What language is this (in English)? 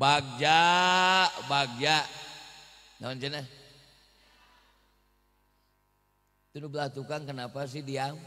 Indonesian